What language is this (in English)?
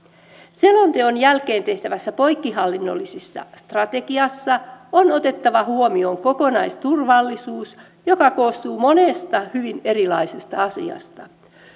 Finnish